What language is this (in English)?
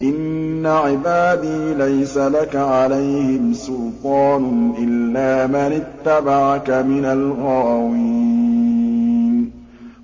Arabic